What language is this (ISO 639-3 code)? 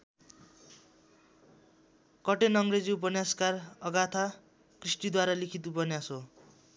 nep